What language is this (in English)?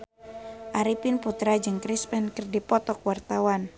Sundanese